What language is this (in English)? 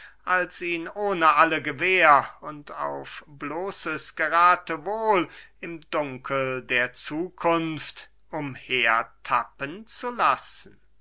German